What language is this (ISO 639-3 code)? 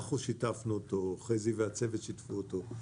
heb